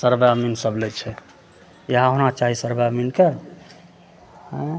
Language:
Maithili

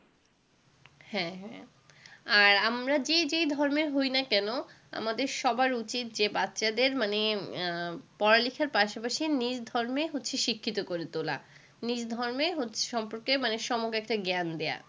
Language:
Bangla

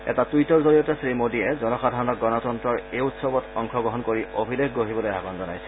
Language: Assamese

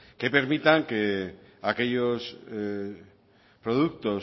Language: Spanish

